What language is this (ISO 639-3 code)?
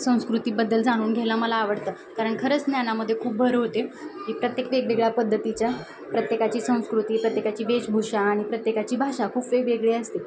mar